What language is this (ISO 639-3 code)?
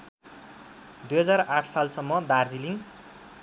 nep